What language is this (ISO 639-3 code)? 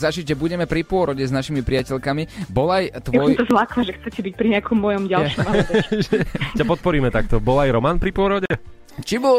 slk